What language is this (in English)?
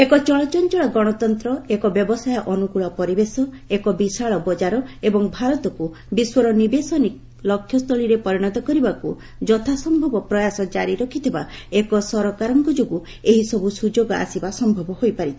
Odia